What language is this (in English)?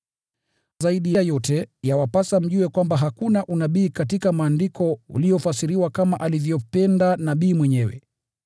Swahili